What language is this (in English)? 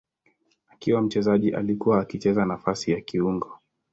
Swahili